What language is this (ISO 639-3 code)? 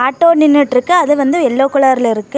tam